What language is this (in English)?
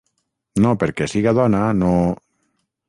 Catalan